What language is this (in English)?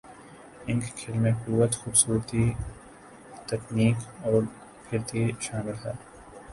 Urdu